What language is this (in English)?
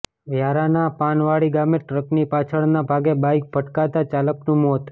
Gujarati